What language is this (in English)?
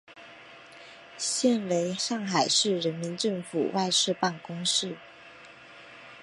Chinese